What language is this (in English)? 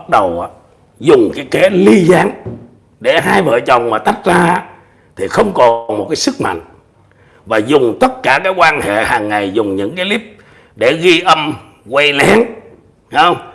Vietnamese